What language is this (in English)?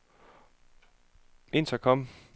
Danish